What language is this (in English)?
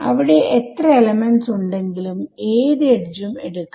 Malayalam